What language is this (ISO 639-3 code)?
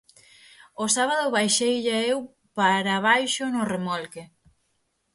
glg